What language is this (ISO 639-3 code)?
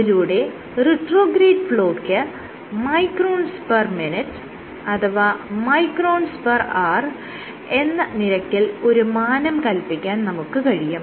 mal